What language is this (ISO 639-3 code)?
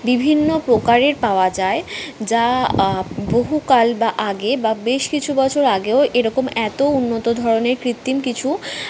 ben